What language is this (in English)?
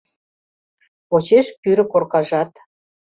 Mari